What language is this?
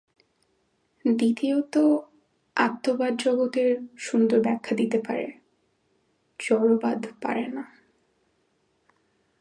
Bangla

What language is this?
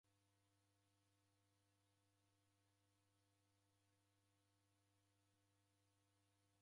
Taita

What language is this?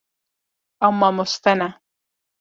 Kurdish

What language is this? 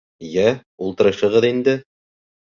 Bashkir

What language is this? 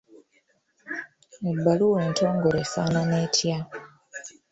Ganda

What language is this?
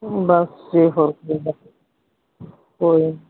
Punjabi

